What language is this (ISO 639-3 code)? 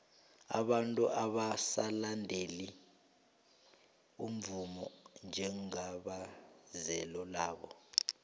nbl